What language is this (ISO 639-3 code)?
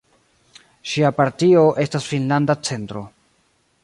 epo